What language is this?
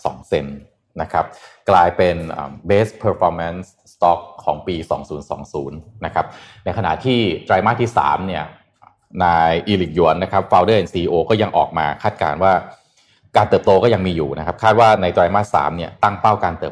Thai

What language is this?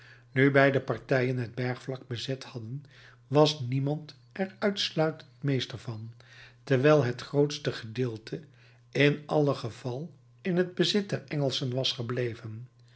Dutch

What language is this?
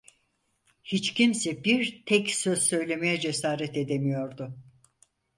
Turkish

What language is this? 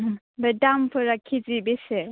Bodo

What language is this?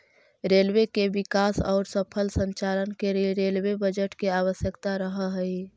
Magahi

